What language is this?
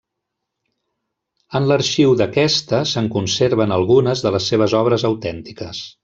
Catalan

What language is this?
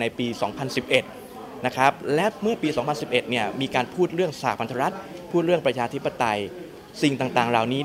Thai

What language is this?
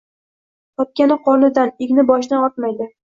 Uzbek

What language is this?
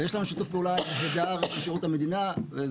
Hebrew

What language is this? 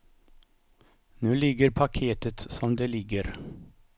Swedish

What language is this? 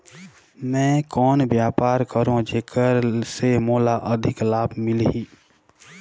Chhattisgarhi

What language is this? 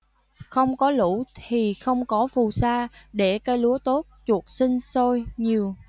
Vietnamese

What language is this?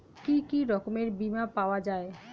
Bangla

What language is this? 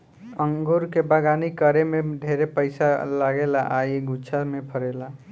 Bhojpuri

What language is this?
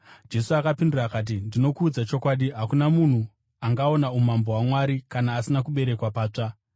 Shona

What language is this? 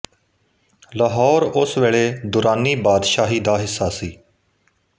Punjabi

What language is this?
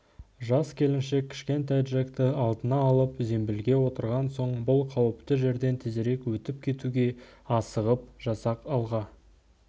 Kazakh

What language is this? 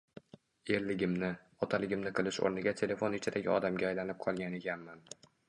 Uzbek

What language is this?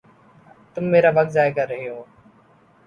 Urdu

